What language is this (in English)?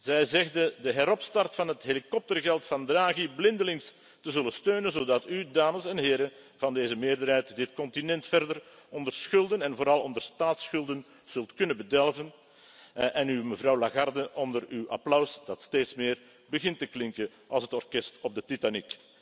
Dutch